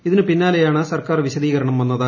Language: Malayalam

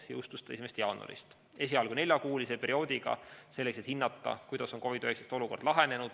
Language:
Estonian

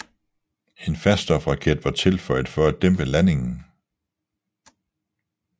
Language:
Danish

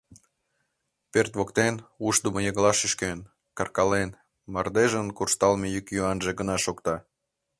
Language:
Mari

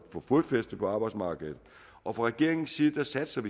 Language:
Danish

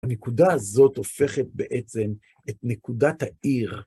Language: Hebrew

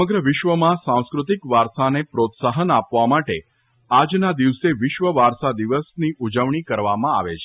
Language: Gujarati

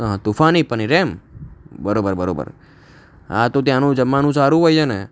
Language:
Gujarati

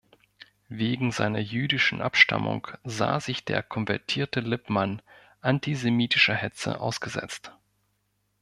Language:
German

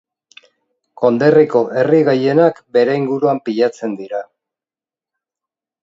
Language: Basque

